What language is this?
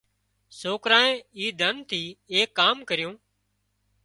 Wadiyara Koli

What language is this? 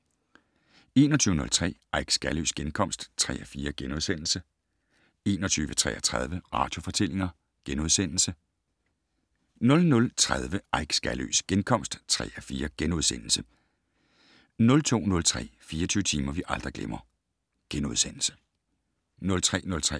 Danish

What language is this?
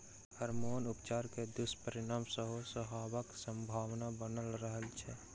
Maithili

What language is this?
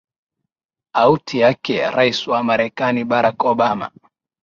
Swahili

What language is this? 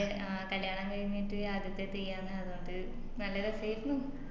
Malayalam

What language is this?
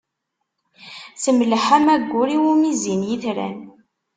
Kabyle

